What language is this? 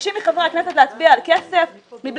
Hebrew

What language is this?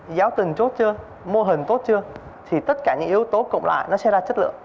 Vietnamese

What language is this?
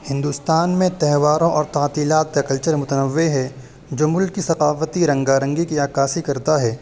Urdu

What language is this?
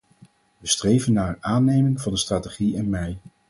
Dutch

